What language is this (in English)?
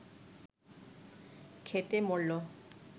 Bangla